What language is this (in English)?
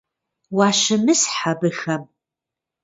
Kabardian